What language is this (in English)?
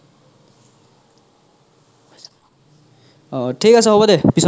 Assamese